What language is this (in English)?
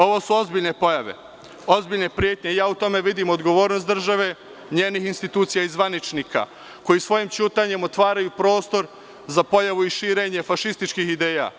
Serbian